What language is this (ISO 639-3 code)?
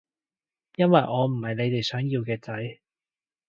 yue